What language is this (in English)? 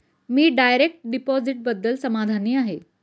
Marathi